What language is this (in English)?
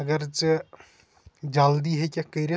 Kashmiri